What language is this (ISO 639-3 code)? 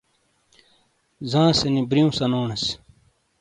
scl